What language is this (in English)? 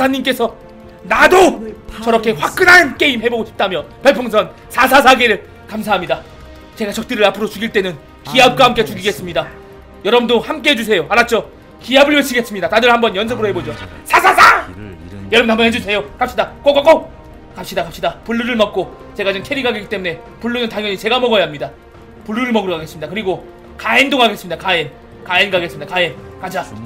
Korean